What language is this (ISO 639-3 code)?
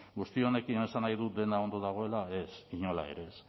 eus